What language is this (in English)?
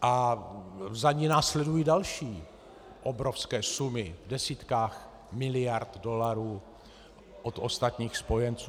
Czech